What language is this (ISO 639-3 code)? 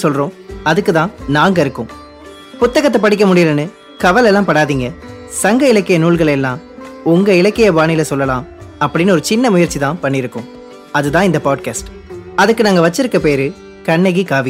tam